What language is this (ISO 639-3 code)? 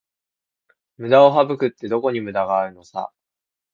jpn